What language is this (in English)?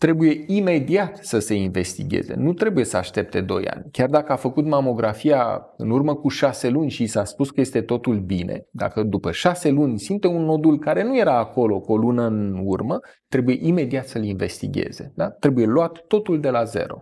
Romanian